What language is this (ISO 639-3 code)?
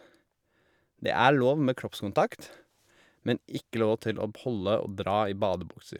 nor